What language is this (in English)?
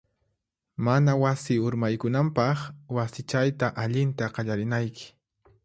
Puno Quechua